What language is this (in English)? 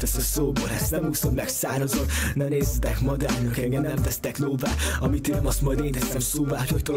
Hungarian